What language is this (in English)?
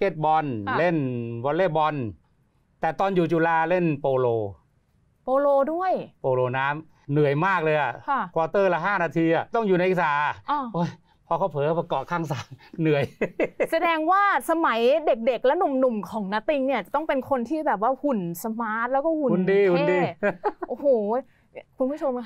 Thai